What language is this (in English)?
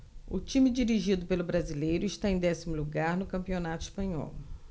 Portuguese